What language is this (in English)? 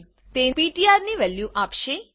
Gujarati